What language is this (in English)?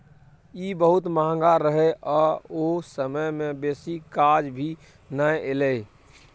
Maithili